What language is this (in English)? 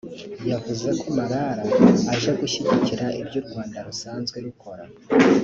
Kinyarwanda